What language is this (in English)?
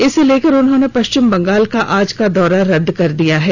Hindi